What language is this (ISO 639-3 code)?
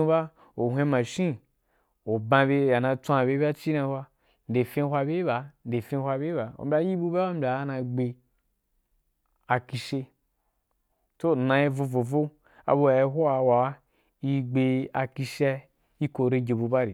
juk